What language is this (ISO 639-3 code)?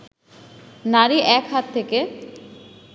ben